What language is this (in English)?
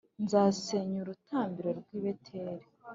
Kinyarwanda